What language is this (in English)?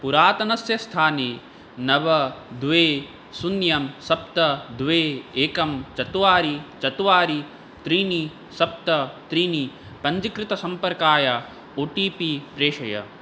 Sanskrit